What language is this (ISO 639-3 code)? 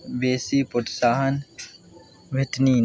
mai